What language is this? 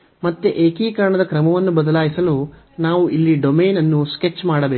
Kannada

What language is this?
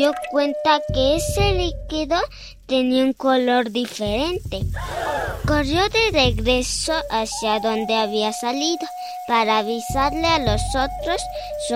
Spanish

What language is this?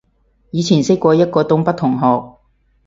Cantonese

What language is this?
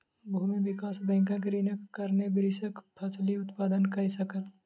Maithili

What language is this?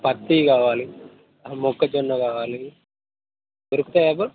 Telugu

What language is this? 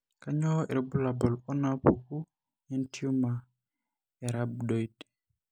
Masai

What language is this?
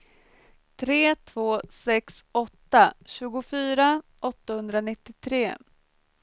Swedish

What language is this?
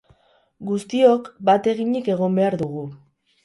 Basque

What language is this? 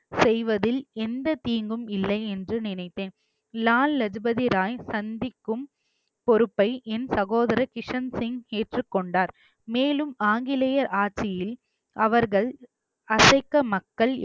Tamil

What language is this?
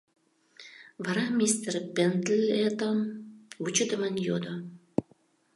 Mari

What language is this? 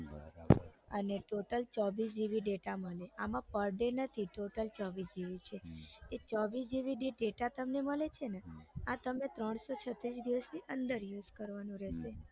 Gujarati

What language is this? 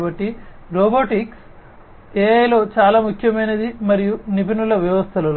Telugu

